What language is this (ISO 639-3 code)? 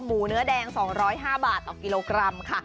tha